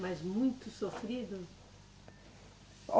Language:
Portuguese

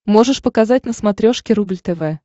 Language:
Russian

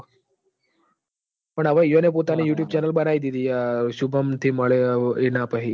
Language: Gujarati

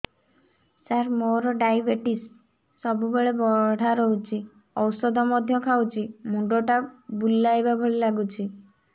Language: Odia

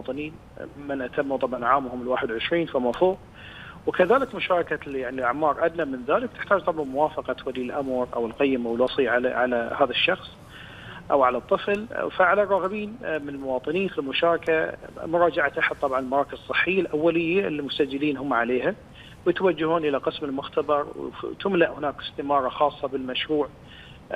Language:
Arabic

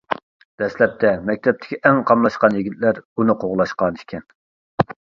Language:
Uyghur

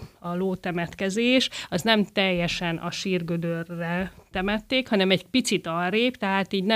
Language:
Hungarian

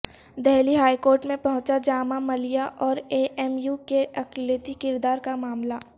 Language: Urdu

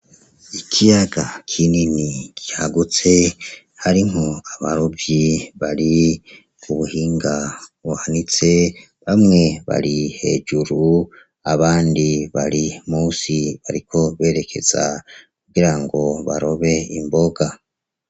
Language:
Rundi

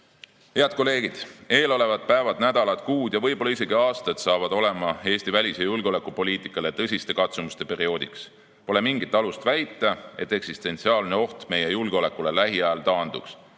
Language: Estonian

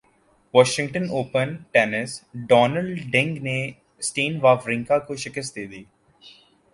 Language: Urdu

